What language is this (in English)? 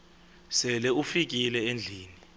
Xhosa